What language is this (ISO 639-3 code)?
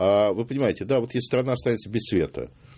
rus